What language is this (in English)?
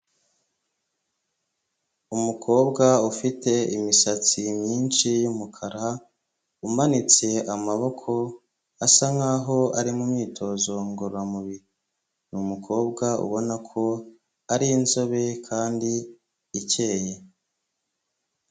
Kinyarwanda